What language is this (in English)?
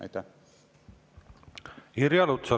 Estonian